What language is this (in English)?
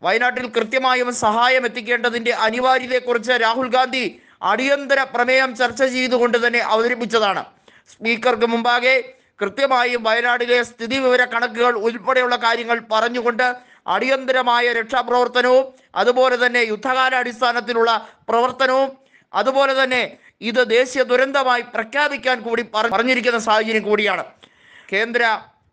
Malayalam